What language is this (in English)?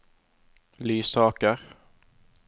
Norwegian